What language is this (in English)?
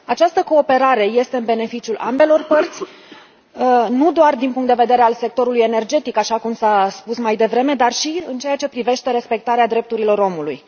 Romanian